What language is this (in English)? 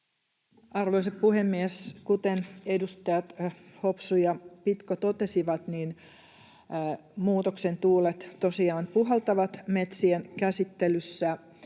Finnish